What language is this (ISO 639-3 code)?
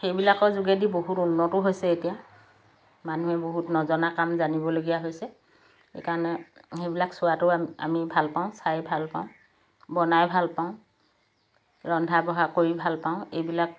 asm